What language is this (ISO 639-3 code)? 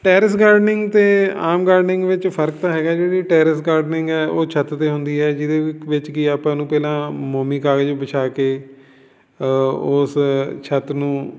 pan